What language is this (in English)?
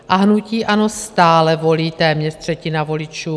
Czech